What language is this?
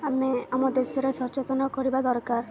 Odia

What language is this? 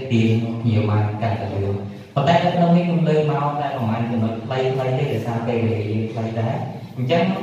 Vietnamese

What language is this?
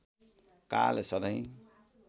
Nepali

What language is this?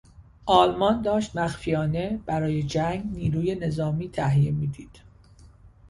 Persian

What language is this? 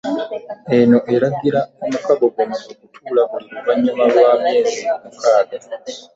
Ganda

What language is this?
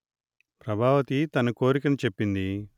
Telugu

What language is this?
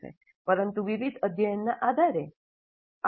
Gujarati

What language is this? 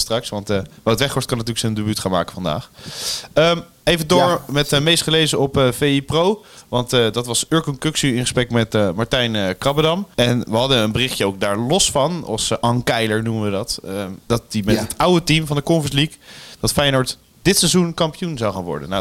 Dutch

